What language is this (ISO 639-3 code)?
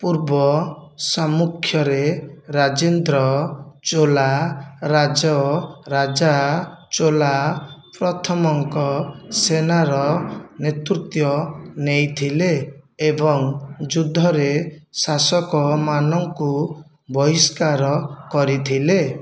ori